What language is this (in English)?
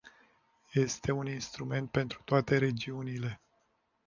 Romanian